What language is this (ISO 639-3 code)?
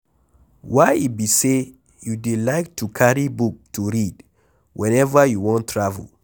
pcm